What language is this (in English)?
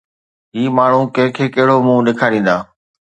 Sindhi